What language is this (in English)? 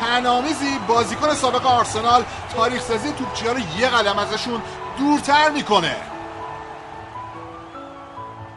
Persian